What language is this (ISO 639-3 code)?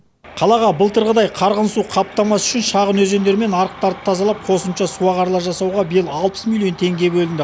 kaz